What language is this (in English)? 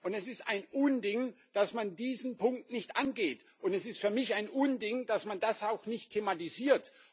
German